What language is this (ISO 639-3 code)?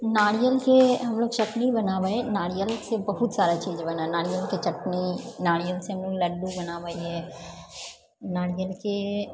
mai